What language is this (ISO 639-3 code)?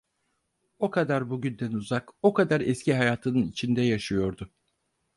tur